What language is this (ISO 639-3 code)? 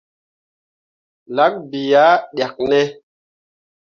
mua